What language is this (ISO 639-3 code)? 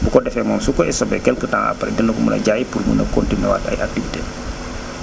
wol